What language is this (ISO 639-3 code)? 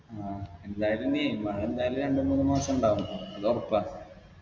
mal